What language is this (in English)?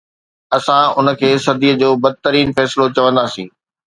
Sindhi